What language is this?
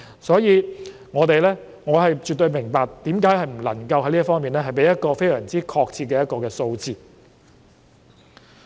Cantonese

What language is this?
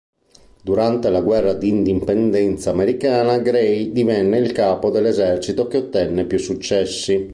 Italian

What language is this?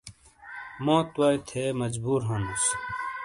Shina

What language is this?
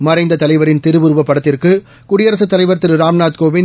Tamil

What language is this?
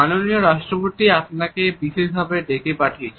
Bangla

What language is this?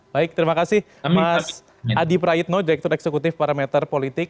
Indonesian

